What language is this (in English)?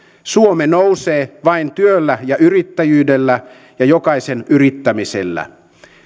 Finnish